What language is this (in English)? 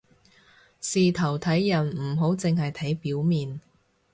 Cantonese